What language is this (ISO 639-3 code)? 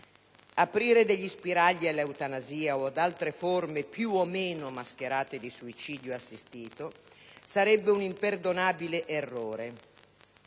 ita